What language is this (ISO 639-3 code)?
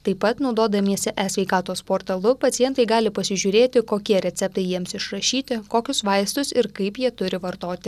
lit